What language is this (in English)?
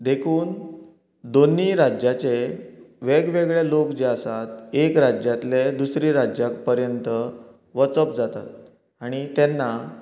Konkani